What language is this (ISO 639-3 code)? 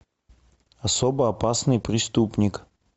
rus